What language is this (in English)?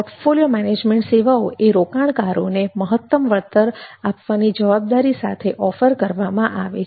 Gujarati